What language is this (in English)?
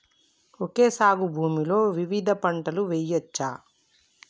Telugu